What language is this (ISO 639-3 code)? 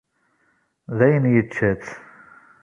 kab